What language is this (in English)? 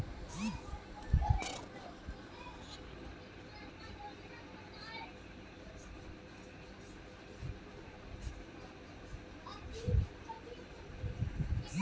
Bhojpuri